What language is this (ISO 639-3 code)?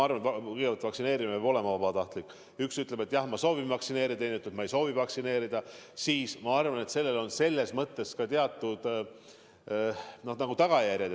est